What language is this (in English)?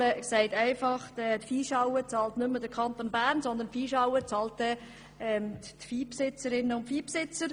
Swiss German